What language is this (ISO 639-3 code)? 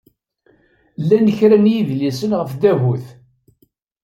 kab